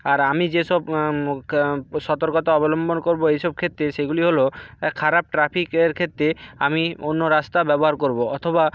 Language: Bangla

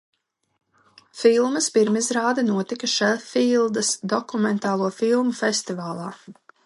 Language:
Latvian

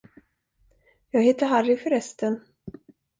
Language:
Swedish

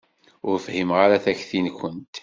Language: Kabyle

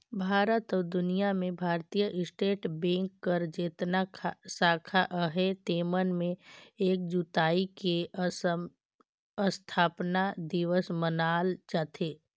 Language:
Chhattisgarhi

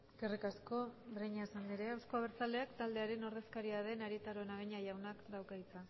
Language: Basque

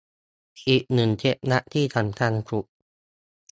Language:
Thai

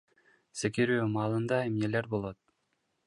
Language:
Kyrgyz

